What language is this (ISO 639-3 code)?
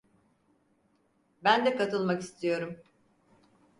tur